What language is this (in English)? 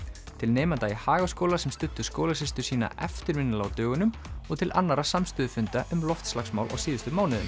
Icelandic